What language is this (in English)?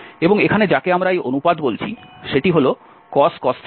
Bangla